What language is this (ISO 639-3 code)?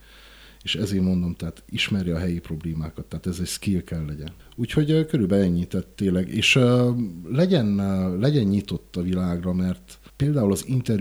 hun